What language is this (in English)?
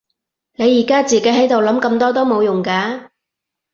Cantonese